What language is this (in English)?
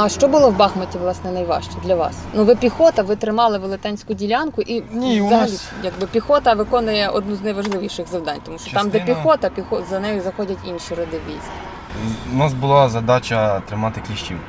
Ukrainian